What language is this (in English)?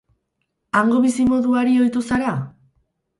Basque